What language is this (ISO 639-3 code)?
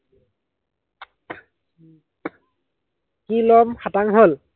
asm